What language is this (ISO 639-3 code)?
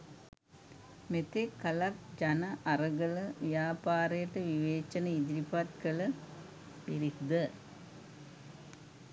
sin